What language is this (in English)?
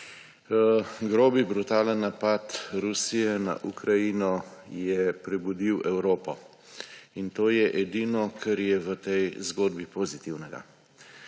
Slovenian